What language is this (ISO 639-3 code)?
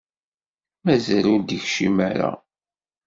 kab